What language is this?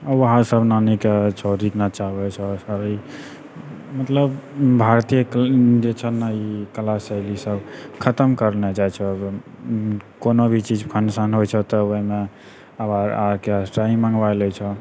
Maithili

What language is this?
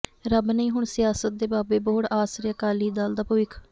Punjabi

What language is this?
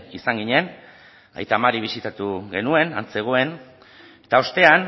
Basque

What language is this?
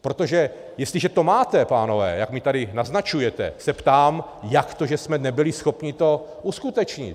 Czech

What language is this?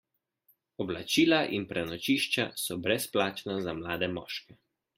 Slovenian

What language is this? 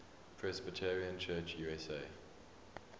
English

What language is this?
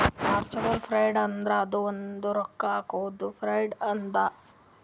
Kannada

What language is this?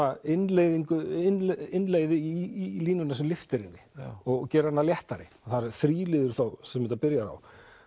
Icelandic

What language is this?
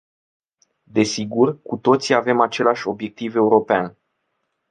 Romanian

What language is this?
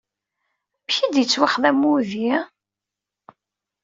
Kabyle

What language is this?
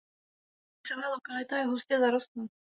Czech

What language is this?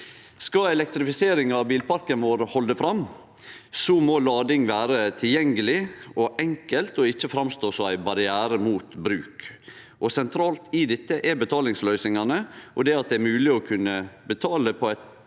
Norwegian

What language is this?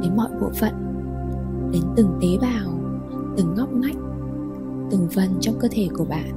Vietnamese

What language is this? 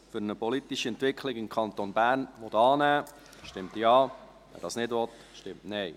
Swiss German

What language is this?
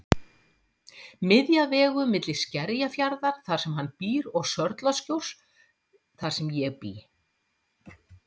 Icelandic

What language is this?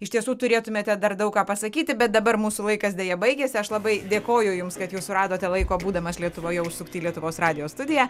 Lithuanian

